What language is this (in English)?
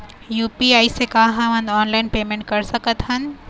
Chhattisgarhi